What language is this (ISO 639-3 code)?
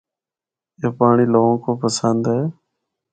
hno